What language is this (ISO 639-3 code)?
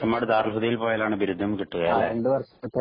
mal